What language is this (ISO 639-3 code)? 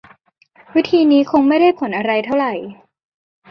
tha